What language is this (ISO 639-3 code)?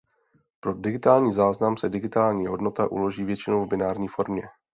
ces